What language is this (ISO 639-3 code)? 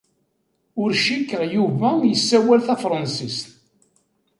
kab